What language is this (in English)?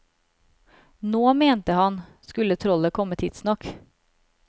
Norwegian